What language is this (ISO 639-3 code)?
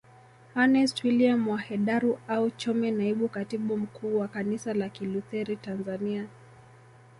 swa